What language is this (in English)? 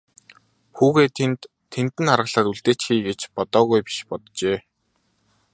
Mongolian